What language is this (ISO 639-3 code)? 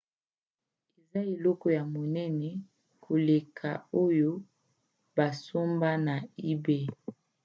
lin